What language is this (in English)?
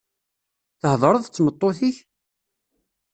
Kabyle